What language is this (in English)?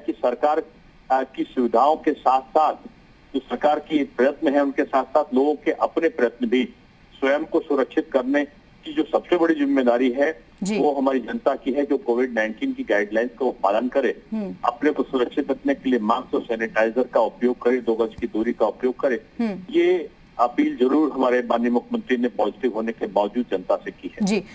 Hindi